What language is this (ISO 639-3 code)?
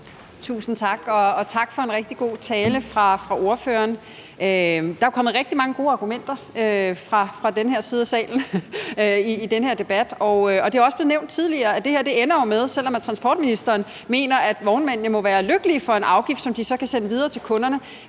dan